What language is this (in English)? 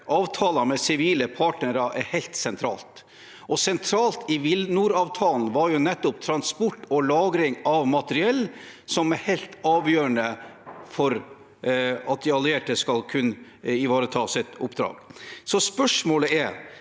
Norwegian